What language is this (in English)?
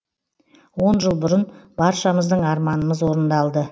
Kazakh